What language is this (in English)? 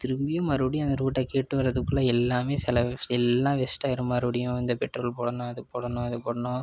Tamil